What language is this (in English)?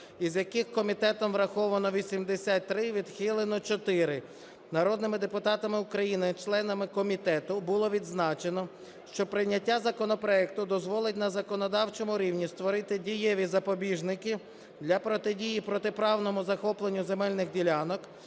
Ukrainian